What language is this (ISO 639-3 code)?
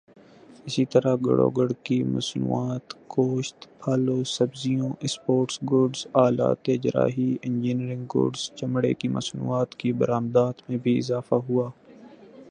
urd